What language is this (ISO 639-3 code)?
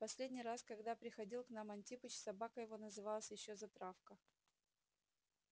rus